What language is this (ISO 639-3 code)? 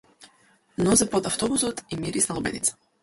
mkd